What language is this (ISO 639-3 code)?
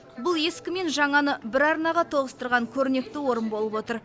kaz